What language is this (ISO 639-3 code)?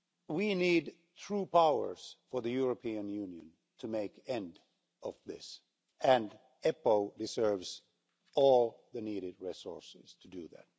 eng